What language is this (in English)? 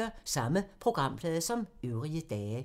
Danish